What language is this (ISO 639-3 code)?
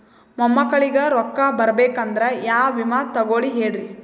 kan